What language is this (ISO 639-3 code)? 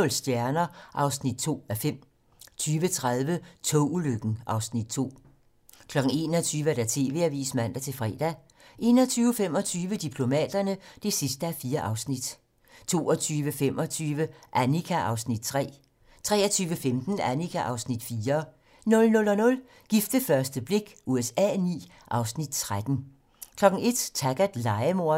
dan